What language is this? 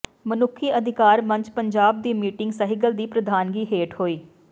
Punjabi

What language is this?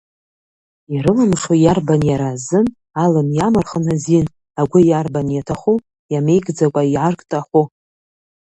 Abkhazian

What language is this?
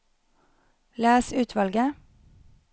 Norwegian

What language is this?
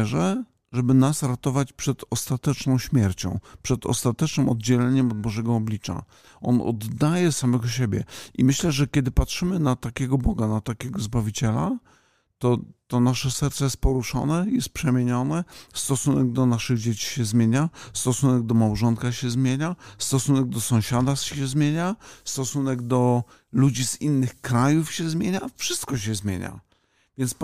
Polish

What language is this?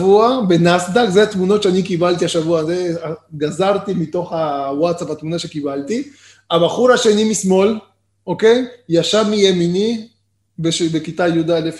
Hebrew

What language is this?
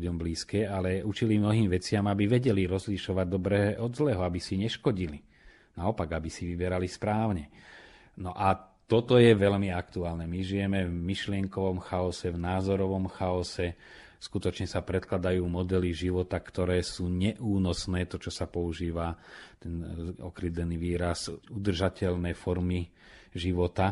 Slovak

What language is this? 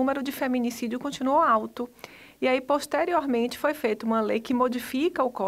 Portuguese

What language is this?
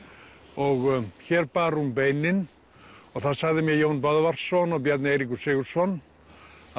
Icelandic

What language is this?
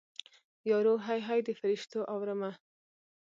Pashto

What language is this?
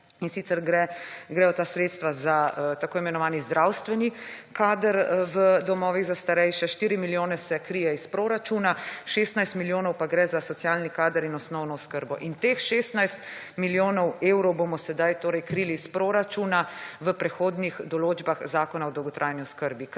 Slovenian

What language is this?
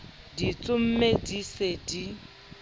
Southern Sotho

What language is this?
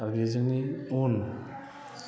Bodo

